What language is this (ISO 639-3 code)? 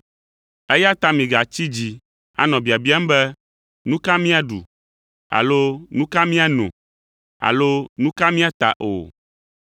ewe